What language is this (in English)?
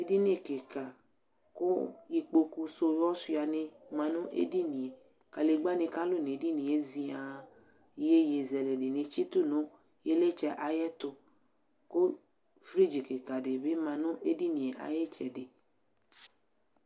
Ikposo